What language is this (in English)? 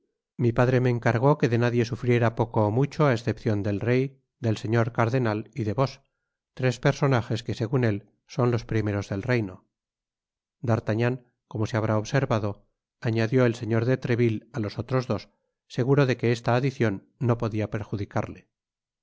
Spanish